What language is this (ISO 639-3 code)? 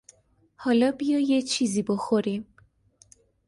fas